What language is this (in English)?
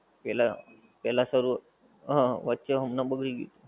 Gujarati